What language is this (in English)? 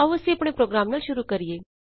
Punjabi